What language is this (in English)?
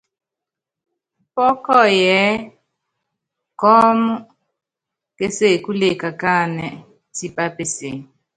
Yangben